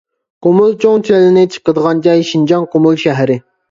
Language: Uyghur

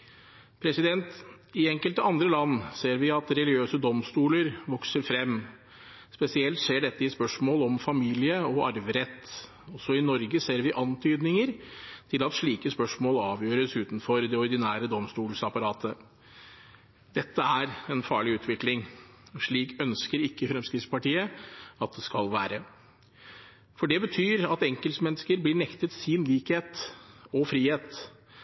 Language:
Norwegian Bokmål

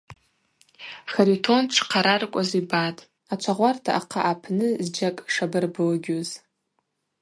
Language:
Abaza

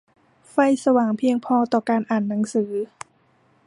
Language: Thai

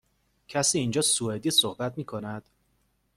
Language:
Persian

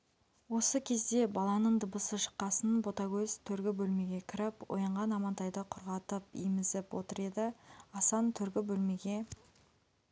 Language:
Kazakh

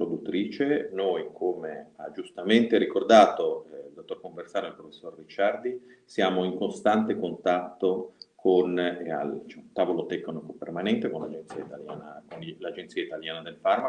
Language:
Italian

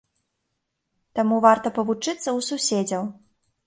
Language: Belarusian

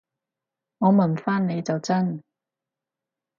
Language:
Cantonese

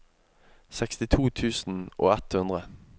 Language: Norwegian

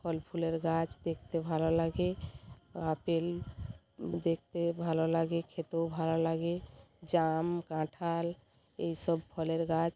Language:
Bangla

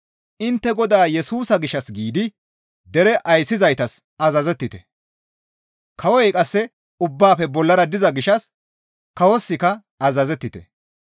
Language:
Gamo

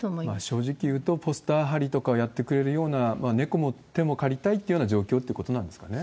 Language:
Japanese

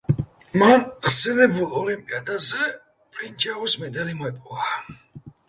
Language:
Georgian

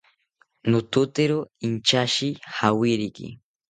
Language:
South Ucayali Ashéninka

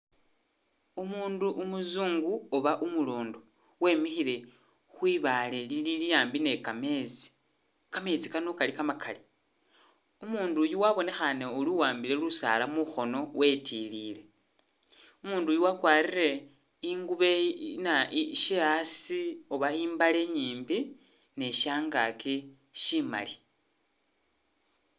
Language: Masaaba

